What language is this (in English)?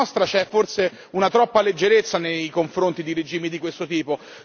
Italian